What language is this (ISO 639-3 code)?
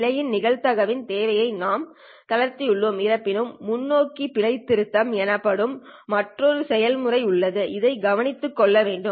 tam